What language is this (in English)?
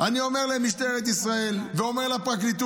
Hebrew